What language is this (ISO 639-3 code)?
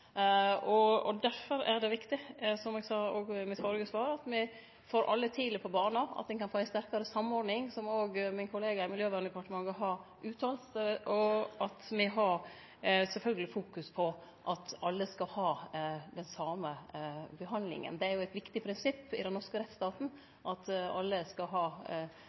nno